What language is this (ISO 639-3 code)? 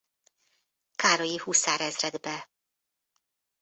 hun